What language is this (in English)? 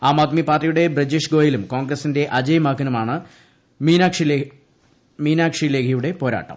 Malayalam